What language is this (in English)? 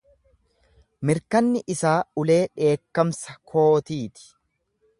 Oromo